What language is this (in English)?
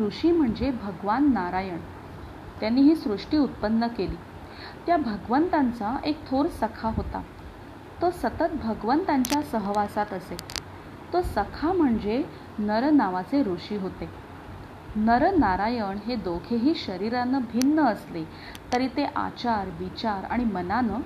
Marathi